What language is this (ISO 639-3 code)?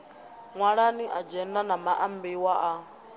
ven